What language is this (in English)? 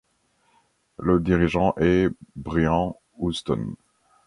French